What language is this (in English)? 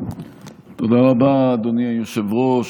Hebrew